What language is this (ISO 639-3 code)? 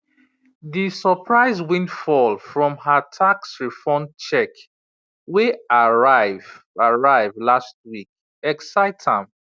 pcm